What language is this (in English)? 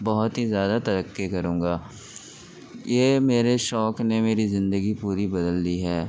Urdu